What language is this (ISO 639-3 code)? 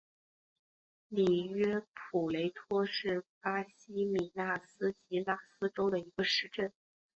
zho